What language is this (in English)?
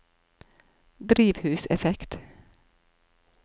Norwegian